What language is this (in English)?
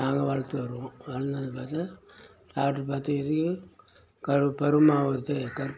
Tamil